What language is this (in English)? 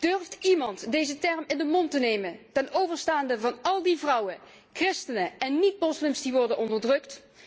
Dutch